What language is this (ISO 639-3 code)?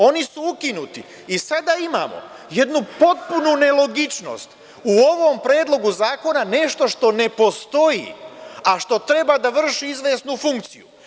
srp